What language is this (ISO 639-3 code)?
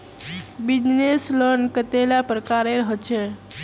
mag